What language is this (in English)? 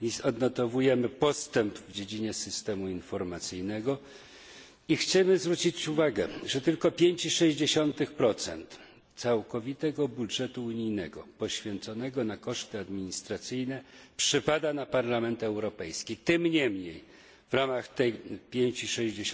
Polish